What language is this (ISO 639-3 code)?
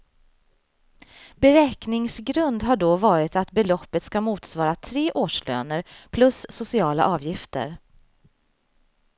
swe